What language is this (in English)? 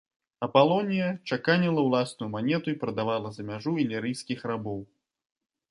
Belarusian